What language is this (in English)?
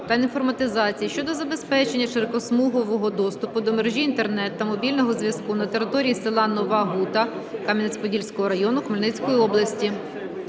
Ukrainian